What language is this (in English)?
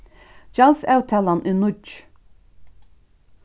Faroese